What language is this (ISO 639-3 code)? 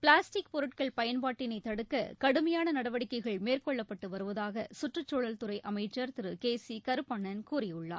tam